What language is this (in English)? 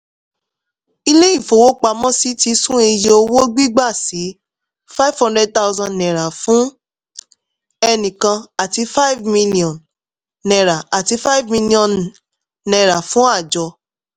Yoruba